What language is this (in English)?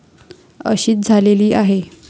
Marathi